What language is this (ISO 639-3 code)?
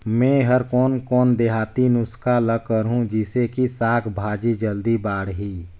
hne